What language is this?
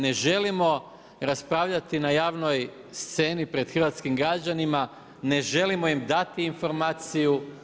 Croatian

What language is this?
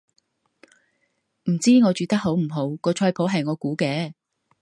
Cantonese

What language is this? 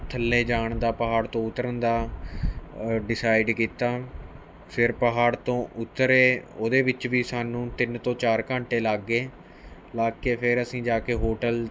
Punjabi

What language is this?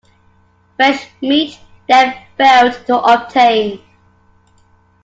English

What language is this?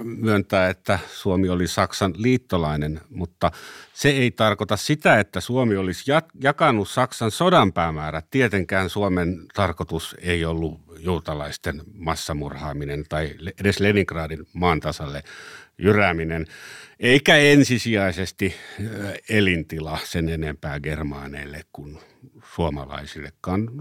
Finnish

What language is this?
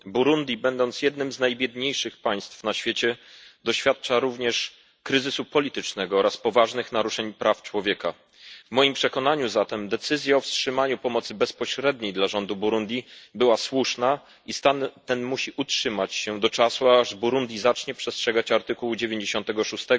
Polish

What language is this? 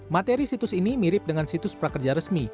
Indonesian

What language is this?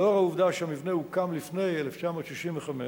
Hebrew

